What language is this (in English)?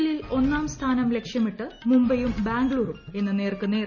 Malayalam